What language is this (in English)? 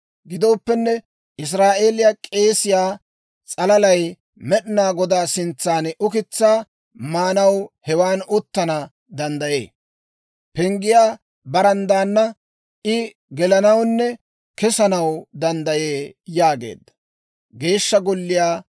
Dawro